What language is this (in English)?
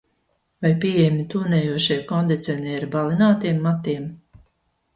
Latvian